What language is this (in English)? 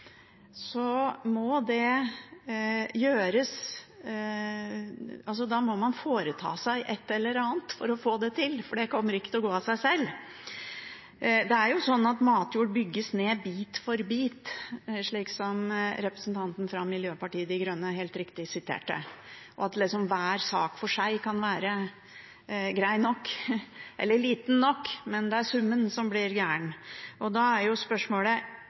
Norwegian Bokmål